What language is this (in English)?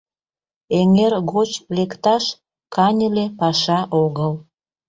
Mari